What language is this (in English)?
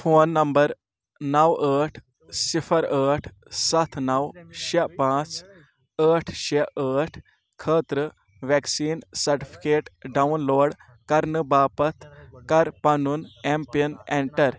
Kashmiri